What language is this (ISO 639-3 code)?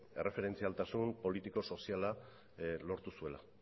eus